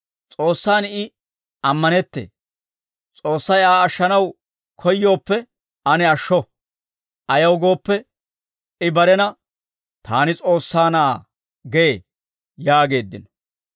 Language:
Dawro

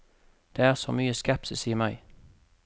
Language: Norwegian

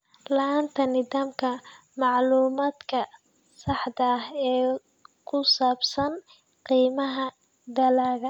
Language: Somali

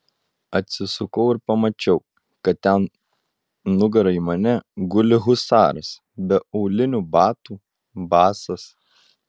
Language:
Lithuanian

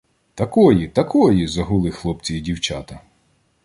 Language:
Ukrainian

